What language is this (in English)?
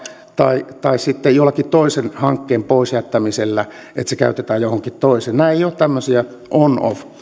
Finnish